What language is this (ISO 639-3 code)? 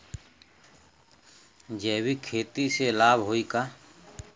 bho